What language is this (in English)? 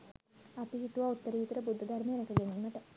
Sinhala